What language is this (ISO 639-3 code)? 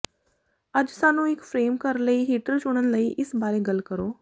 pan